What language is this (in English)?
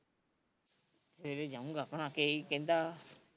Punjabi